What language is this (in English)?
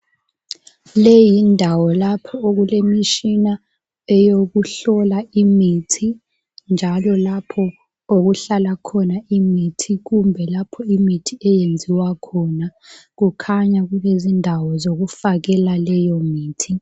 North Ndebele